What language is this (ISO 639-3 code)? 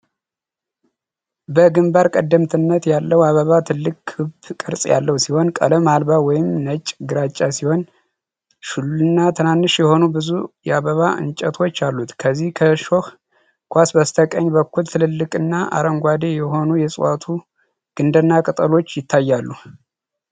amh